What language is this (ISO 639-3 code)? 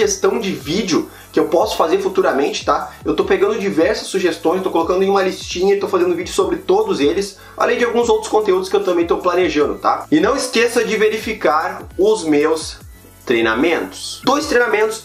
por